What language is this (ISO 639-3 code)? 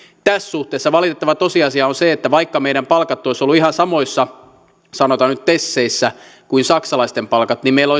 fin